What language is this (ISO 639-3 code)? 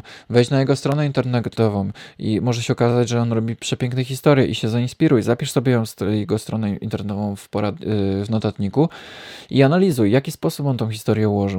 pol